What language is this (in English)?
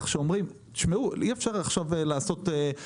Hebrew